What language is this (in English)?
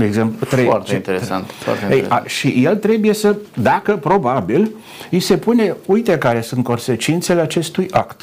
Romanian